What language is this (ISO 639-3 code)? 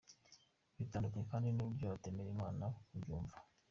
kin